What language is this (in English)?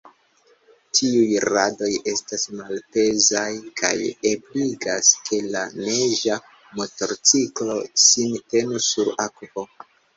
Esperanto